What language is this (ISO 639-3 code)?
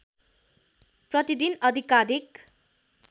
nep